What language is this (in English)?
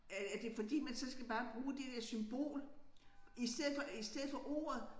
Danish